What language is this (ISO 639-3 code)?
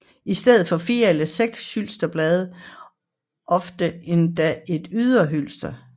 dan